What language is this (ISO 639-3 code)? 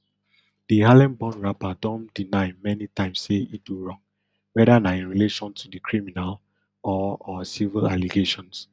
pcm